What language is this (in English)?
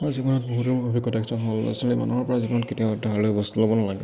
Assamese